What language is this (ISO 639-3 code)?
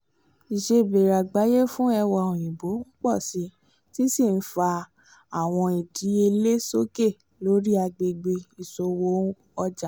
yor